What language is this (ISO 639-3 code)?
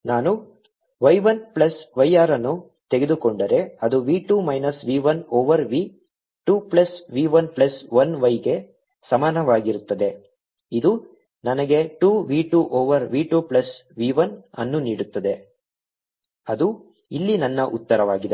kan